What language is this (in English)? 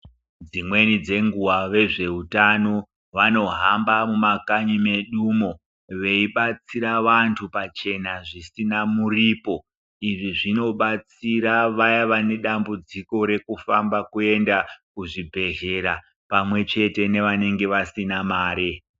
Ndau